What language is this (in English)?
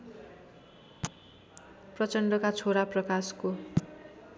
Nepali